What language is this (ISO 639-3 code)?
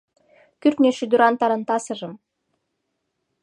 chm